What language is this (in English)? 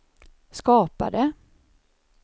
Swedish